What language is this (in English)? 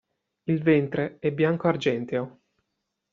Italian